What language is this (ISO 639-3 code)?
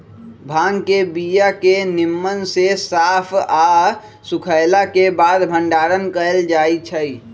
mag